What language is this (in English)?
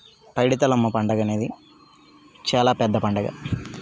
Telugu